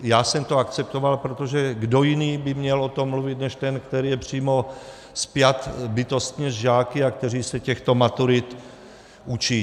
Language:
Czech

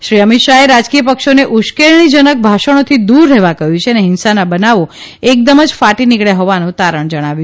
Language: Gujarati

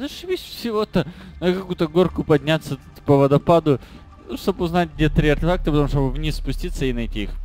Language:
Russian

